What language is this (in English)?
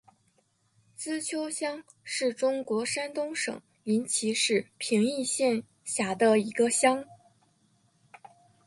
Chinese